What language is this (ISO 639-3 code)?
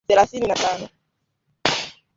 swa